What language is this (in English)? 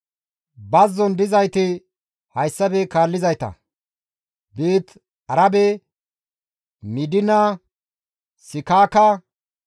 Gamo